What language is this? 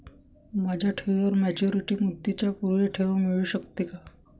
Marathi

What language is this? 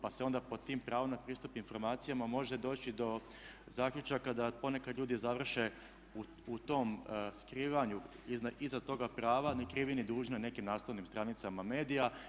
Croatian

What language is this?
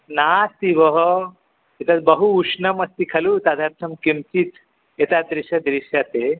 Sanskrit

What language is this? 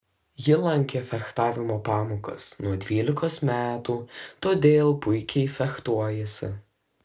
Lithuanian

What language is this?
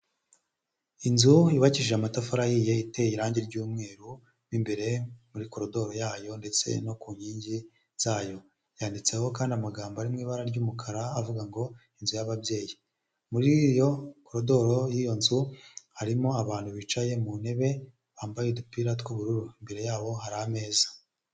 Kinyarwanda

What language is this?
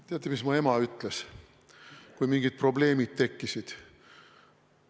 Estonian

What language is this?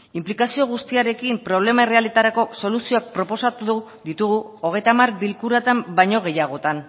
Basque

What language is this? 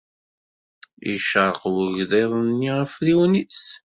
Kabyle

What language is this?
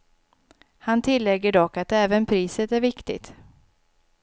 Swedish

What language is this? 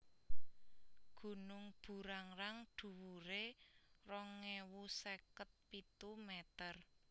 Javanese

